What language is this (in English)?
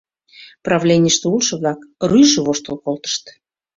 Mari